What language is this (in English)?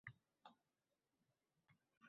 Uzbek